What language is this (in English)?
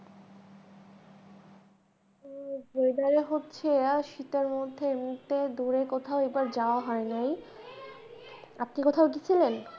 Bangla